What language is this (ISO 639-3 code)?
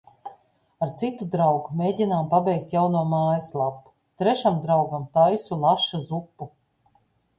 lav